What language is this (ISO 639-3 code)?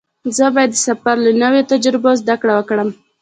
pus